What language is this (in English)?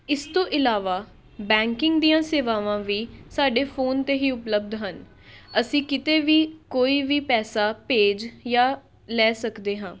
Punjabi